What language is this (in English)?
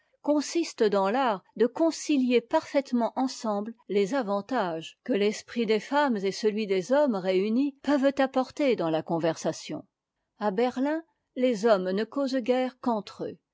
French